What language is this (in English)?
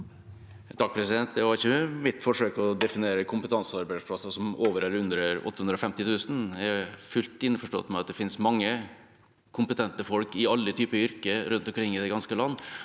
Norwegian